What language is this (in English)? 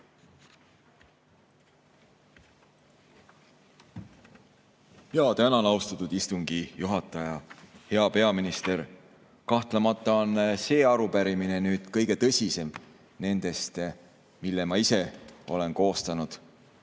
Estonian